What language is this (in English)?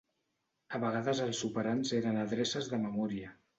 Catalan